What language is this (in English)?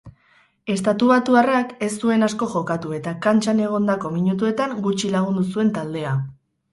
Basque